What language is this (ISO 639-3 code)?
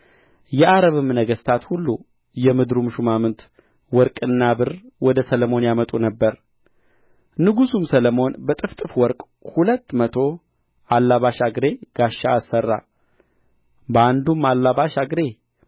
amh